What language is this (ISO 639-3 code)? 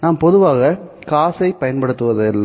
tam